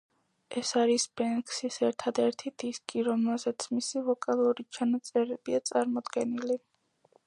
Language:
Georgian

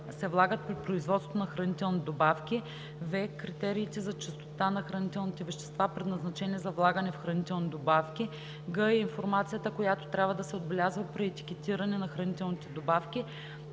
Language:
Bulgarian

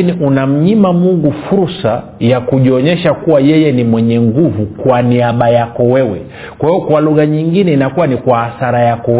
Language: Swahili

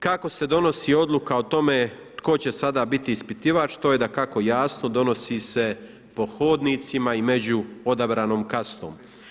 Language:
Croatian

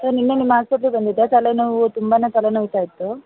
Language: Kannada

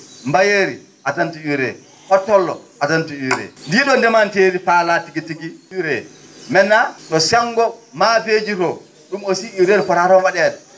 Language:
Fula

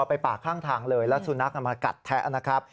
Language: Thai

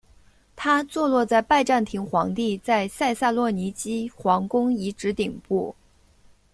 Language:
Chinese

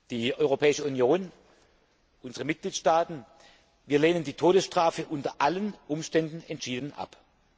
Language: German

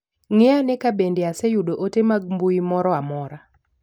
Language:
Luo (Kenya and Tanzania)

